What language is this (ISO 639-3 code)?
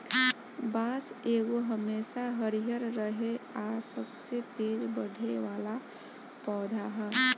bho